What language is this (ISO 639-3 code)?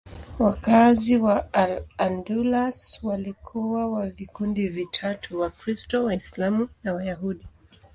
swa